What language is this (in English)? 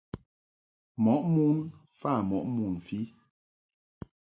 Mungaka